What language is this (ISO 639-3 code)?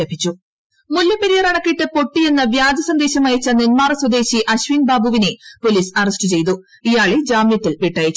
mal